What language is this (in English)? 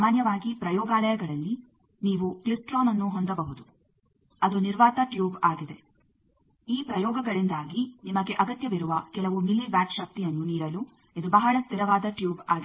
Kannada